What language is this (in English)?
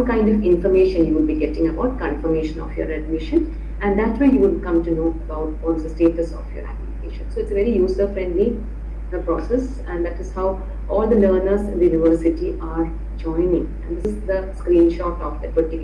English